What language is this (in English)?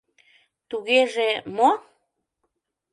Mari